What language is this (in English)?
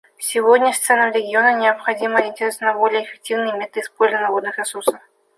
Russian